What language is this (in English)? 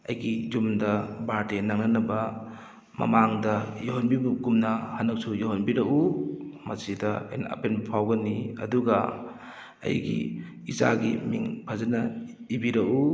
Manipuri